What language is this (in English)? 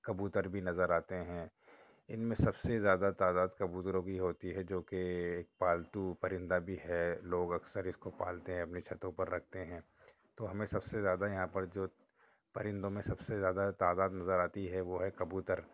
Urdu